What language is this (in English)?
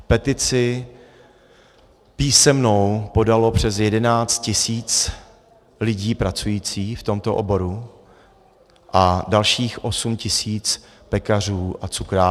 Czech